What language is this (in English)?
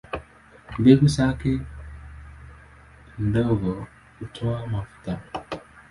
Swahili